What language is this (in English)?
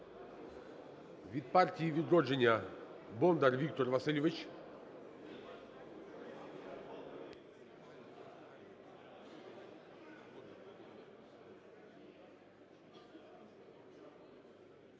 Ukrainian